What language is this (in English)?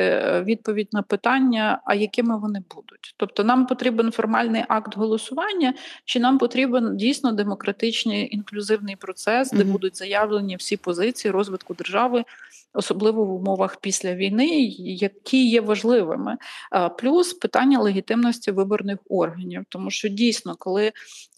Ukrainian